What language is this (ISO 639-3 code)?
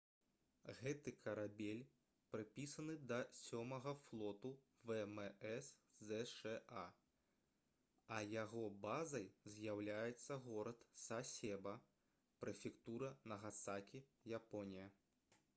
bel